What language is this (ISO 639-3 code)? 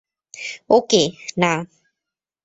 ben